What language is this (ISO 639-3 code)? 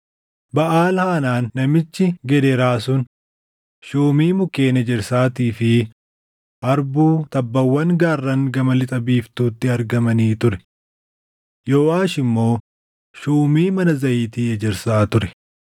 orm